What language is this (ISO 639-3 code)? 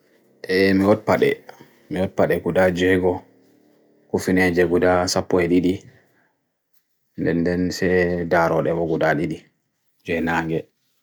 fui